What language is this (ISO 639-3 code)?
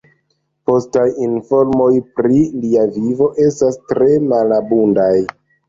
epo